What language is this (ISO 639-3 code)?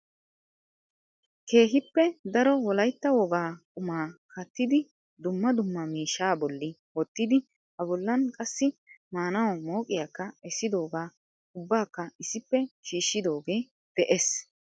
wal